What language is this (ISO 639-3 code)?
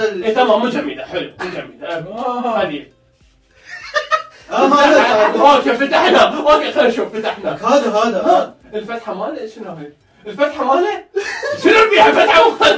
ara